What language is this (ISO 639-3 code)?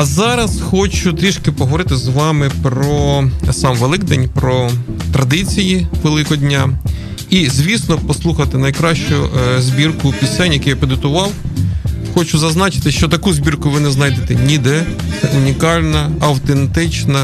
ukr